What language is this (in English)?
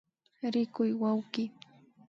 Imbabura Highland Quichua